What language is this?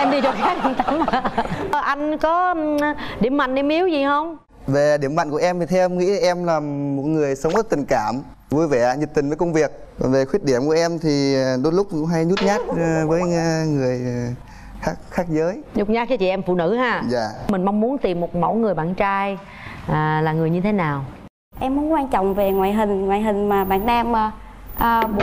Vietnamese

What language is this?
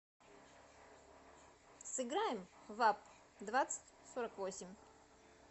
Russian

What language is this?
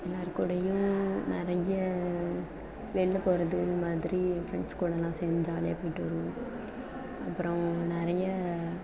Tamil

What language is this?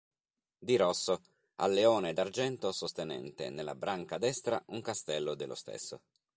Italian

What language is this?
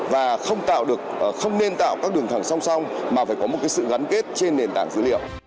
Vietnamese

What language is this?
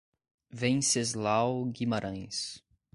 Portuguese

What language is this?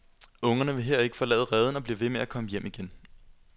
Danish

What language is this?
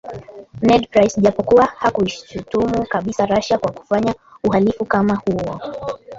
Swahili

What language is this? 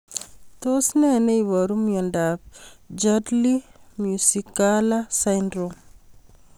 Kalenjin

